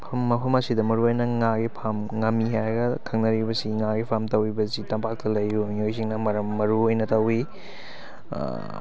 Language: Manipuri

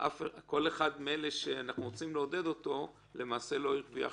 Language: Hebrew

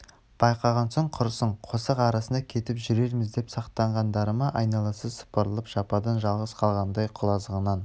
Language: Kazakh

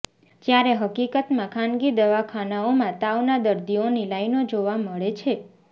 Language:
Gujarati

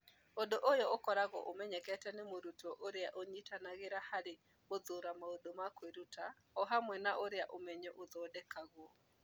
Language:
Kikuyu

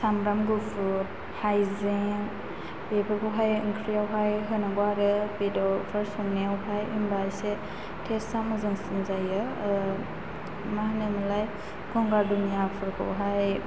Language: Bodo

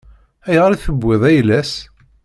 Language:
Kabyle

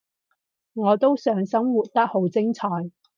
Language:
Cantonese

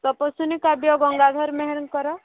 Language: Odia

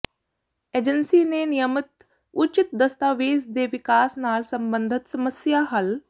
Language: Punjabi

